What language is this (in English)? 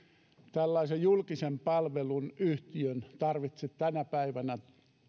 Finnish